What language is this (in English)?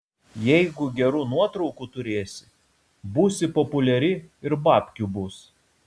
Lithuanian